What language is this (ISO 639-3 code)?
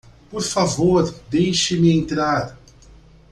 por